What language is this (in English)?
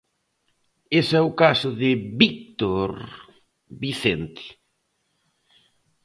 Galician